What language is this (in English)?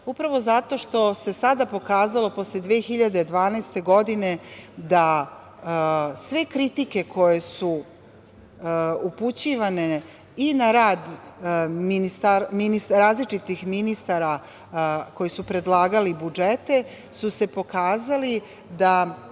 Serbian